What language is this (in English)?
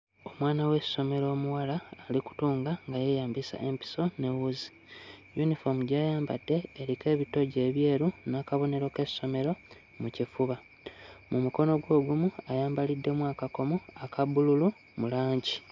Ganda